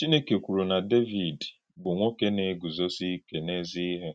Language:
Igbo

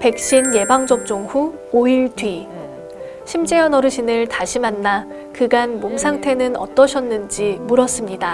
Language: Korean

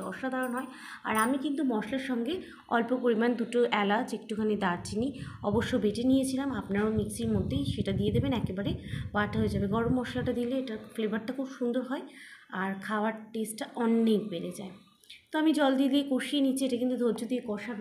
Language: Hindi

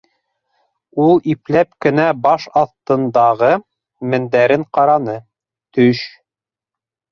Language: Bashkir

